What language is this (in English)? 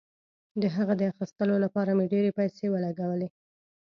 Pashto